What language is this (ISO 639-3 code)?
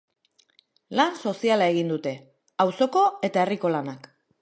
eus